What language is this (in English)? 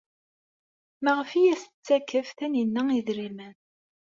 Kabyle